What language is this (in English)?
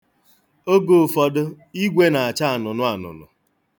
Igbo